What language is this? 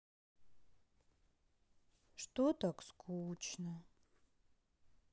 Russian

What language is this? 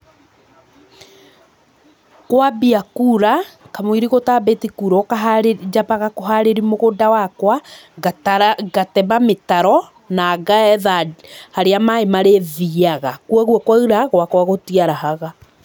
Kikuyu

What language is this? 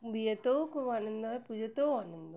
Bangla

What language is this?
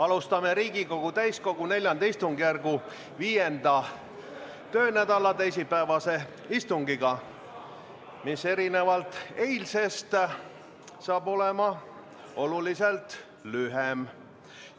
Estonian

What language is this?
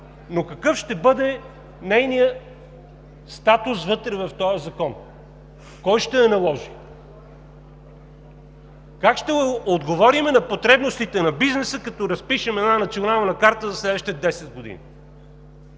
Bulgarian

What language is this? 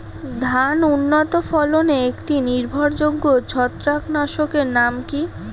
Bangla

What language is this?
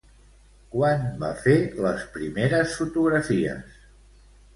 Catalan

